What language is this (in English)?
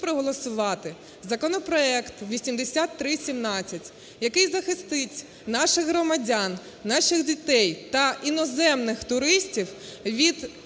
Ukrainian